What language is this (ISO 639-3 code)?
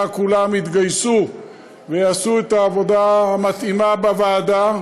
heb